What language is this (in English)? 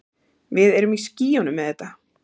Icelandic